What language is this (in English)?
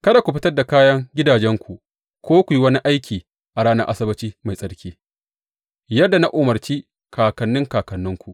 Hausa